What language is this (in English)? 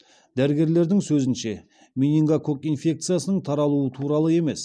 Kazakh